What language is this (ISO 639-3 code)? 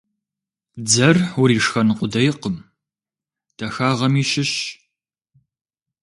kbd